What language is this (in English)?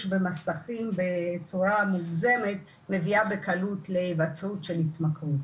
Hebrew